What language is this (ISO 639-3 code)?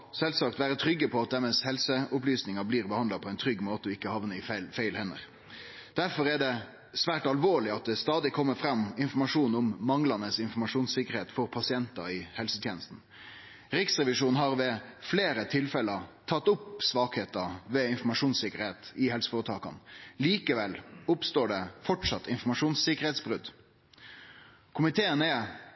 nno